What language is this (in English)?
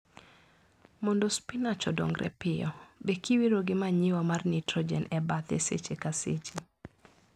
Luo (Kenya and Tanzania)